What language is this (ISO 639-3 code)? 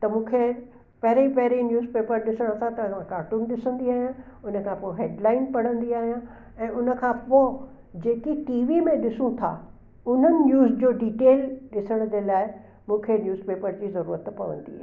snd